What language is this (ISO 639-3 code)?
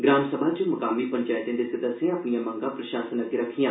doi